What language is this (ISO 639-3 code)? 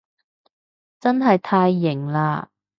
yue